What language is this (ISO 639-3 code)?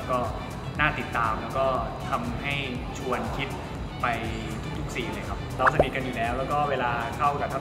tha